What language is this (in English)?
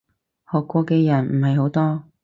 Cantonese